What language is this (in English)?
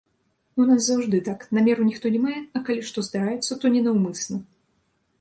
Belarusian